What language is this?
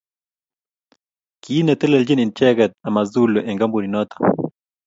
Kalenjin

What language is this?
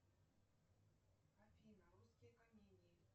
Russian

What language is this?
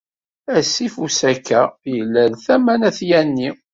Kabyle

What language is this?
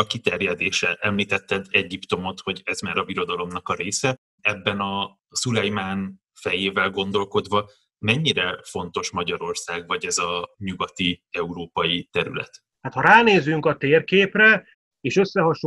Hungarian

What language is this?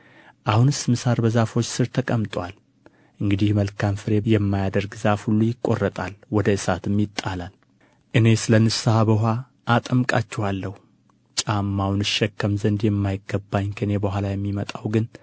Amharic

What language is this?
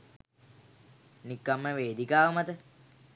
Sinhala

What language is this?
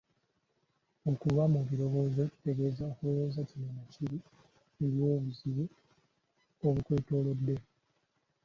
Ganda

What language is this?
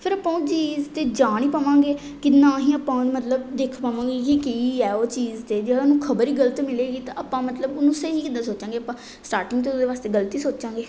Punjabi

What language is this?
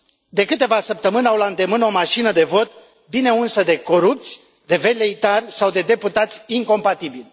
Romanian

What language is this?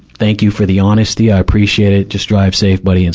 English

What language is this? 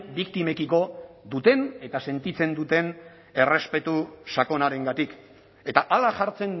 Basque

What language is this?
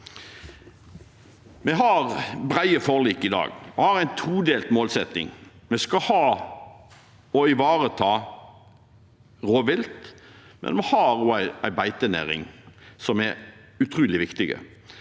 Norwegian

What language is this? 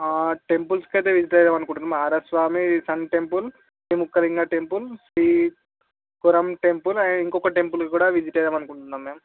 Telugu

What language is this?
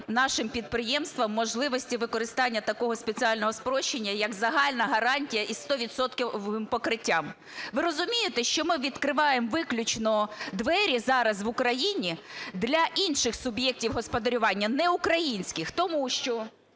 Ukrainian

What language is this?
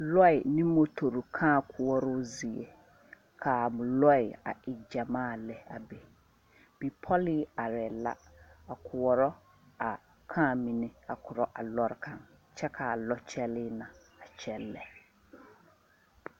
Southern Dagaare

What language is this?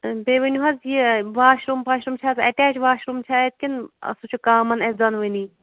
Kashmiri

